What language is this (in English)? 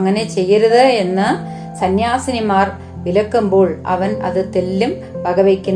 Malayalam